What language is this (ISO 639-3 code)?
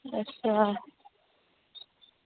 doi